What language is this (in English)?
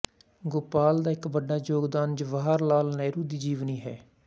Punjabi